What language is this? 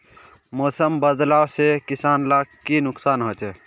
Magahi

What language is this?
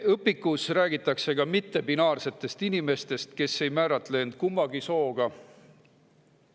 Estonian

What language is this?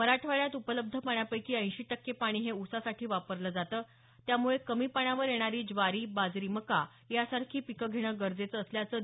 Marathi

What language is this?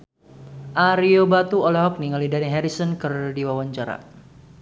Sundanese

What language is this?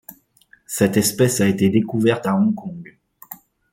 French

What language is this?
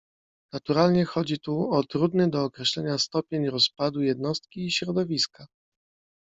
Polish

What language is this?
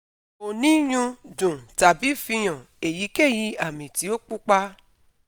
Yoruba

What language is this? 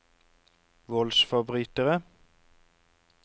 Norwegian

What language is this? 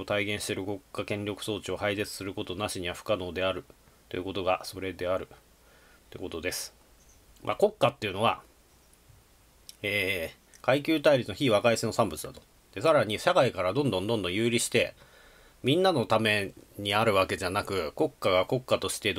Japanese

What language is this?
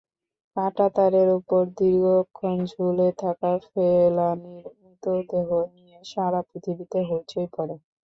Bangla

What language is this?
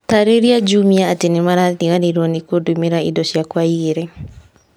Kikuyu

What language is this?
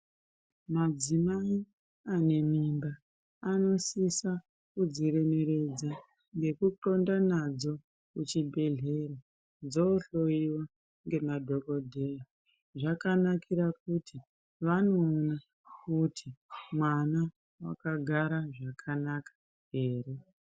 Ndau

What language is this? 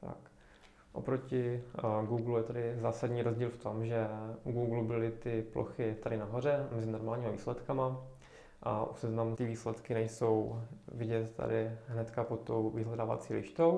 Czech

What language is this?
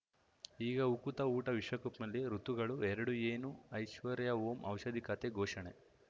Kannada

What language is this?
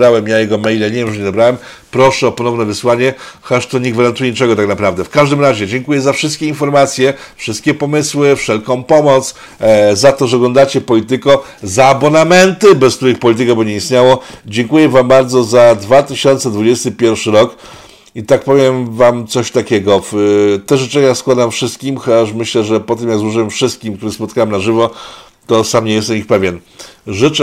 Polish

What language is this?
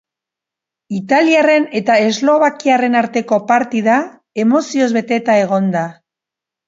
Basque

